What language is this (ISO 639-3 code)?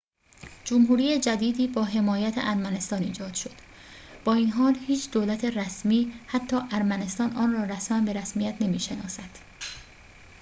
fas